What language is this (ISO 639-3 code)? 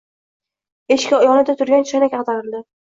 uzb